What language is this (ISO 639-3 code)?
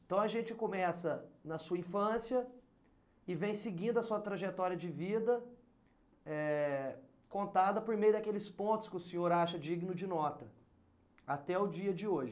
por